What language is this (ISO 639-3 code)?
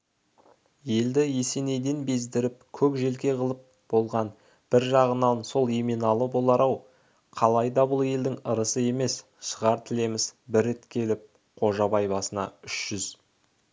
kaz